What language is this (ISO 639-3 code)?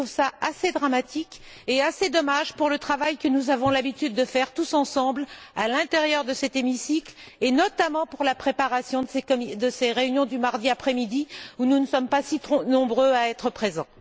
fra